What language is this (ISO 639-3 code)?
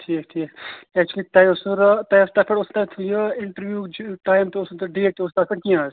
kas